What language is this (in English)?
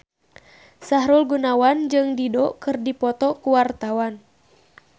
Sundanese